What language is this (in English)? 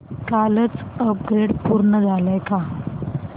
Marathi